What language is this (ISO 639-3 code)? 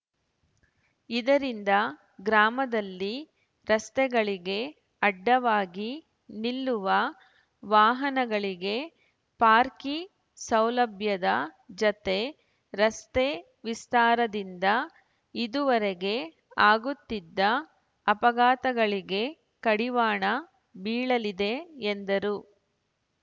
kan